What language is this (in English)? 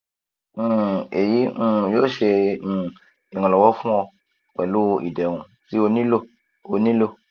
Yoruba